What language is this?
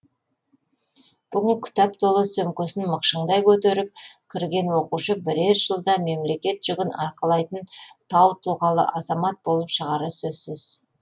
Kazakh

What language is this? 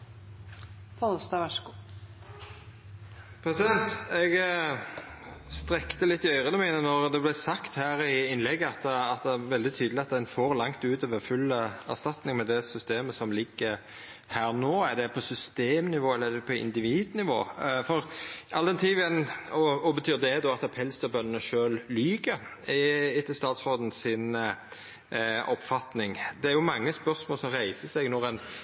Norwegian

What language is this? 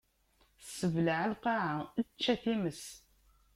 Kabyle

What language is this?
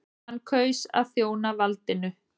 Icelandic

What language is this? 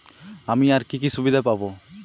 Bangla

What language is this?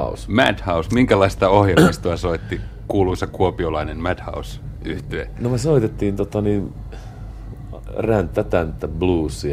Finnish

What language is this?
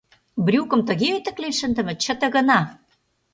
Mari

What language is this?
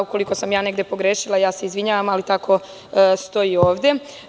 Serbian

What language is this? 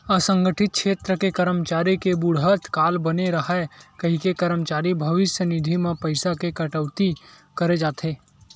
Chhattisgarhi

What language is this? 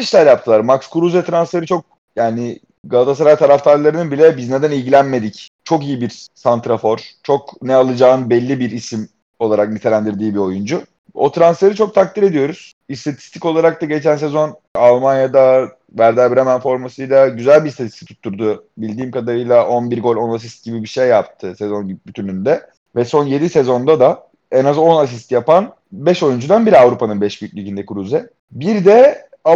Turkish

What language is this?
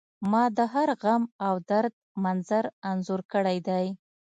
Pashto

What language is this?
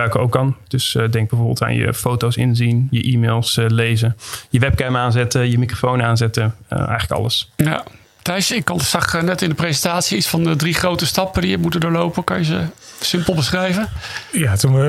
Dutch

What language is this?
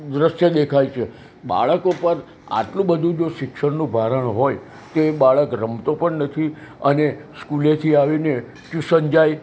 Gujarati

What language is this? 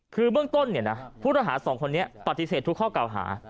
Thai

